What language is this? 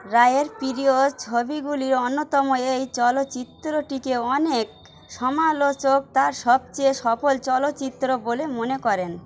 Bangla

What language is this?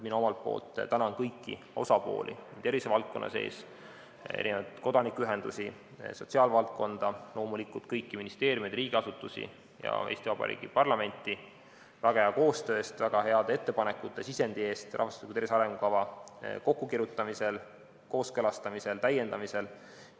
Estonian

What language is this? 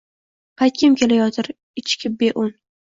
Uzbek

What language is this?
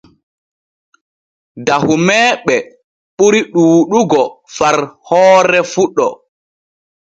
Borgu Fulfulde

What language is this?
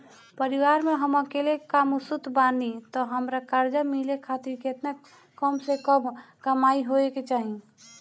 Bhojpuri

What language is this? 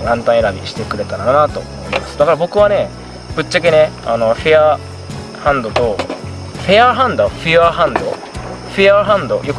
Japanese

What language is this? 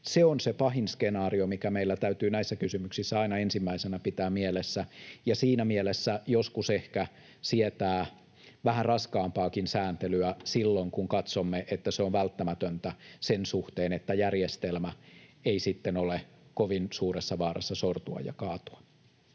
Finnish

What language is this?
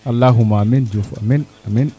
Serer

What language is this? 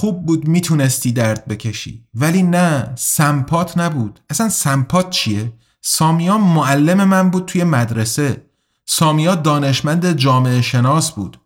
Persian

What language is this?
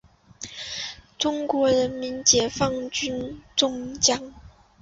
Chinese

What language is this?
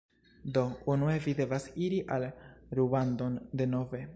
Esperanto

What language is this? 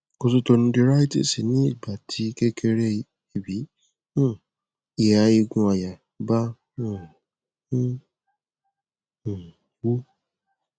Yoruba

